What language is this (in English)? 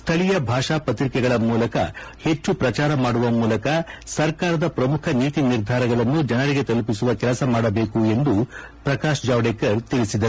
Kannada